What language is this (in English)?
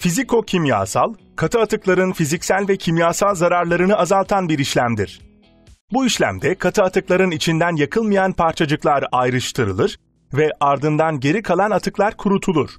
Turkish